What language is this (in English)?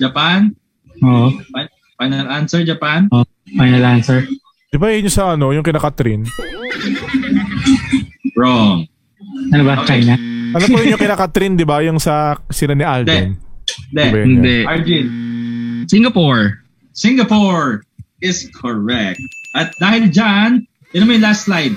Filipino